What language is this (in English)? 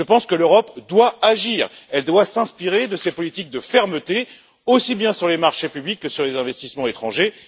French